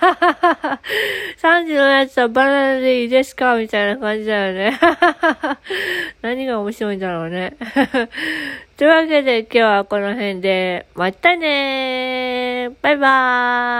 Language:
Japanese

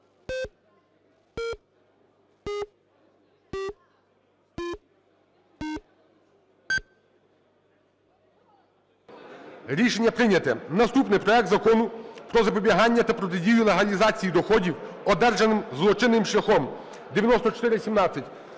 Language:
Ukrainian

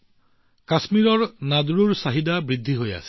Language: Assamese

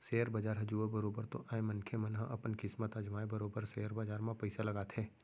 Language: Chhattisgarhi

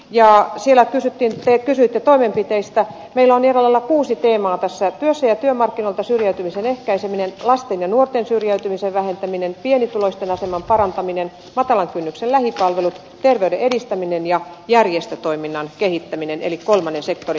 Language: Finnish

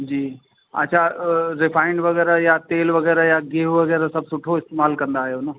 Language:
Sindhi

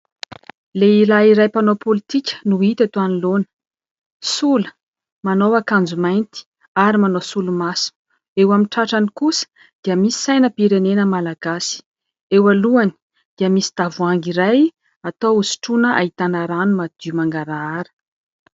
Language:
Malagasy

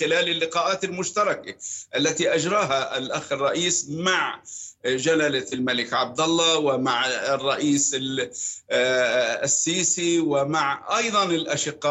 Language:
Arabic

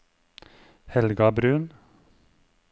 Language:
Norwegian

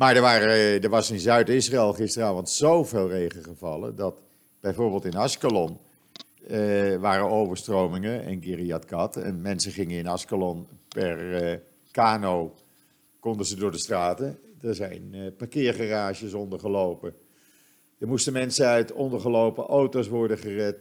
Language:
Dutch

